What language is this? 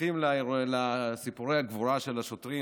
Hebrew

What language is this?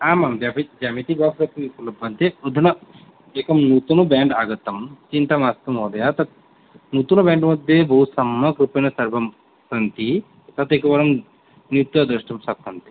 Sanskrit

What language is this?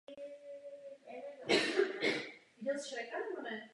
Czech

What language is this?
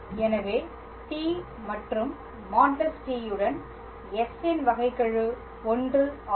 Tamil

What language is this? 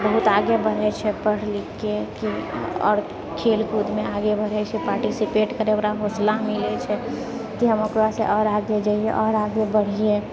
Maithili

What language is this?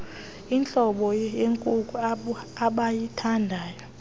Xhosa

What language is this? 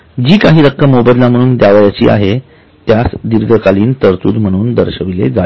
Marathi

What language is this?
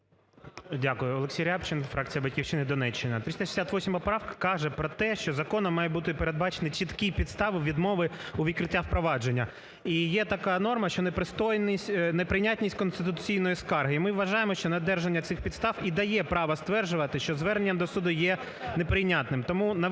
Ukrainian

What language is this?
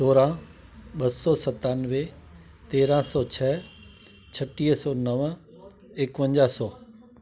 Sindhi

